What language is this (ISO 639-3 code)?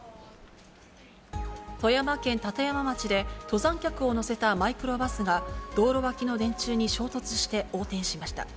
jpn